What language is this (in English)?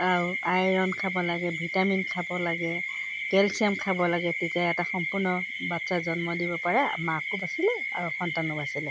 Assamese